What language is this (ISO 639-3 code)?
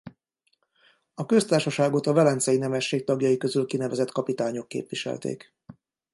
hun